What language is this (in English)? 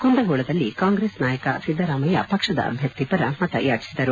Kannada